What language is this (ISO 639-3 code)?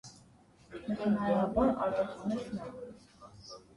hye